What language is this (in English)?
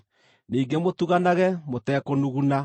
Kikuyu